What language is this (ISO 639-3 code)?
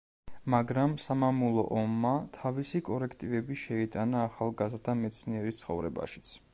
kat